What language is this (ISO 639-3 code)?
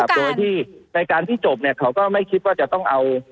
tha